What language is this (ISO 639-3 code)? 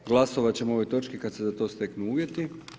hrv